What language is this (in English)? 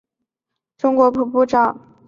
Chinese